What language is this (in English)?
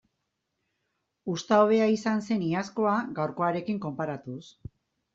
Basque